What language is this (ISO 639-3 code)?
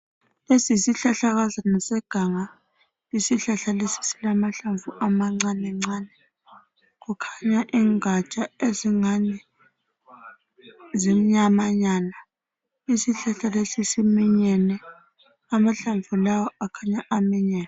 nde